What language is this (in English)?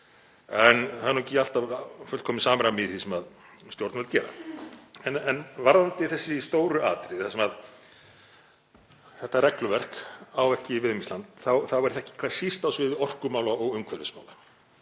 Icelandic